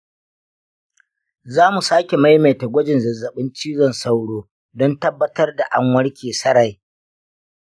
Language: Hausa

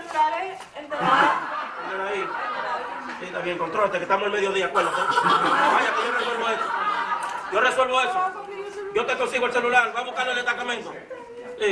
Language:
Spanish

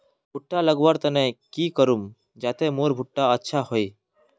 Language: Magahi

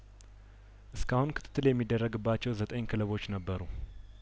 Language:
Amharic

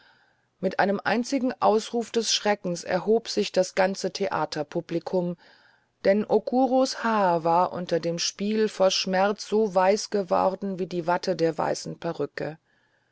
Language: German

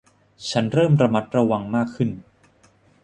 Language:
Thai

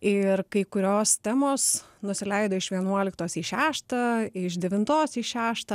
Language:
Lithuanian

